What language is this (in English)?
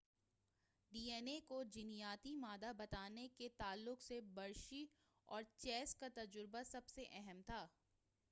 Urdu